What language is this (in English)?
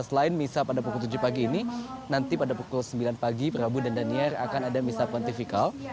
Indonesian